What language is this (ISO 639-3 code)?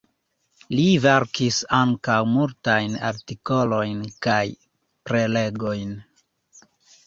epo